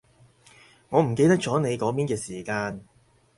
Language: Cantonese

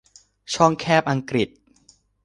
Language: Thai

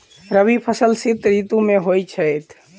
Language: Maithili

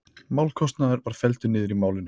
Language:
Icelandic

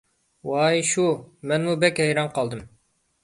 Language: Uyghur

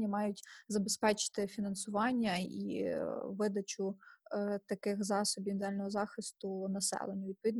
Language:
Ukrainian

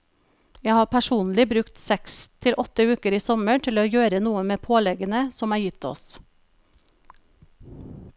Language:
Norwegian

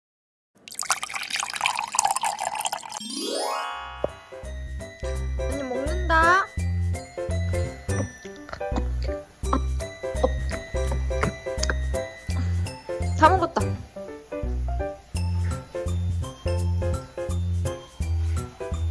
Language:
Korean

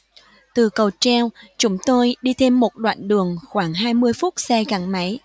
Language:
Vietnamese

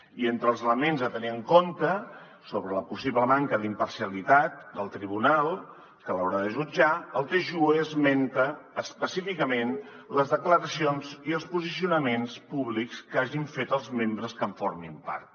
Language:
Catalan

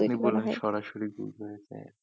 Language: Bangla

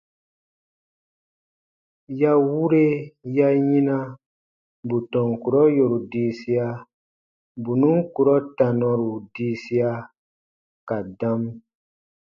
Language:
Baatonum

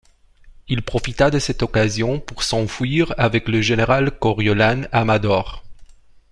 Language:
French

